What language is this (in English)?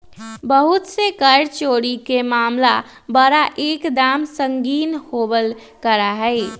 Magahi